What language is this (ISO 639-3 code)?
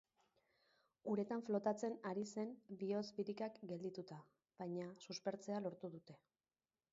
eus